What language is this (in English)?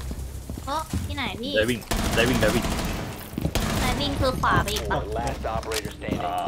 Thai